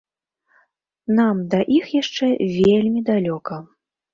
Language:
Belarusian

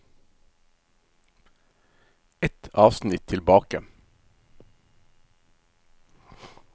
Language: Norwegian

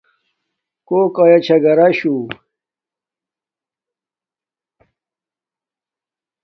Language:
Domaaki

